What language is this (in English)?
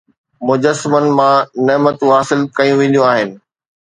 Sindhi